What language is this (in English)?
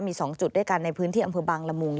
Thai